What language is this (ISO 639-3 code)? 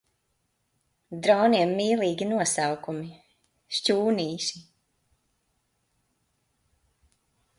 lav